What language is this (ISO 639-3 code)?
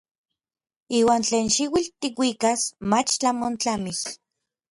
nlv